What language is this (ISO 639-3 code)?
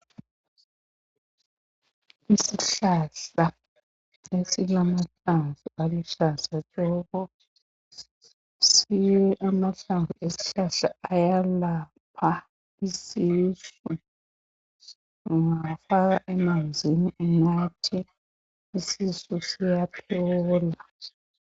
nde